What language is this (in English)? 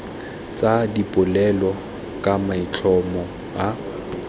Tswana